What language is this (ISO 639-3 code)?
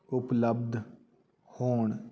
pan